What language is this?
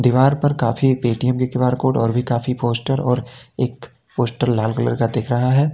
Hindi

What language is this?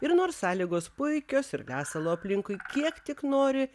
Lithuanian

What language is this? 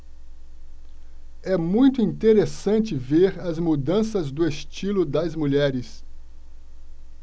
Portuguese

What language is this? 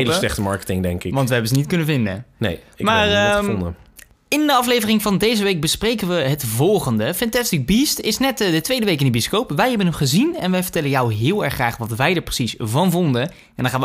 Dutch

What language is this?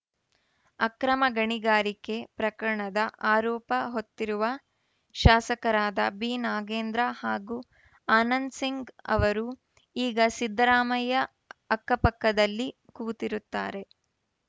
Kannada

